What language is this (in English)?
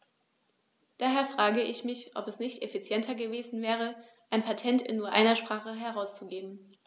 German